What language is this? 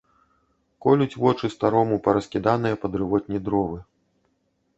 Belarusian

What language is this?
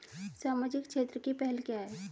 Hindi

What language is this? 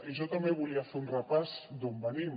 Catalan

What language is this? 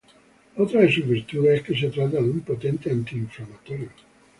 Spanish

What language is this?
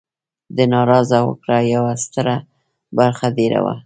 Pashto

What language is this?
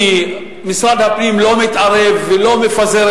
Hebrew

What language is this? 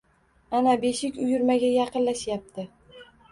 Uzbek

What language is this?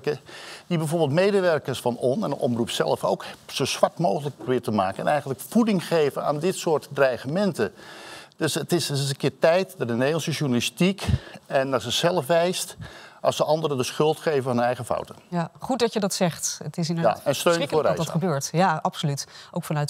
Dutch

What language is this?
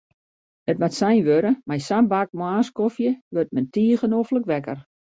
Western Frisian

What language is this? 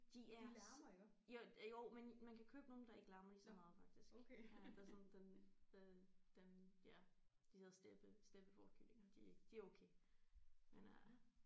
Danish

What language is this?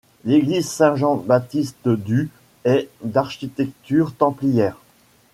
French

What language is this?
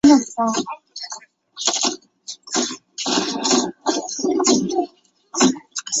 Chinese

